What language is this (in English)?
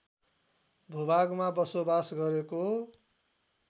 Nepali